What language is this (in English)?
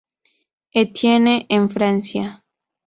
Spanish